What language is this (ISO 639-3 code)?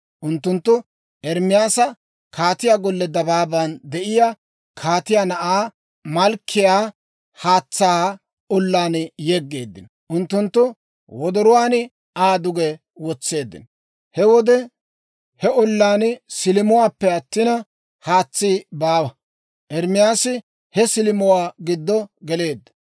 dwr